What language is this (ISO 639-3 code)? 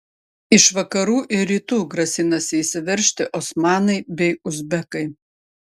lit